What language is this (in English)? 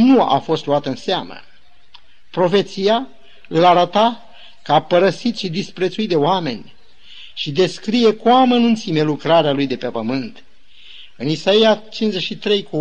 Romanian